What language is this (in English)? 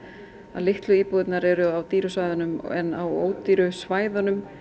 Icelandic